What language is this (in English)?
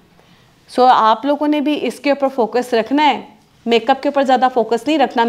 Hindi